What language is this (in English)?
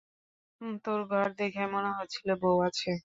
Bangla